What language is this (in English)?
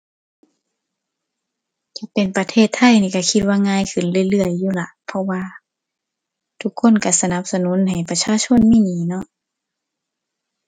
Thai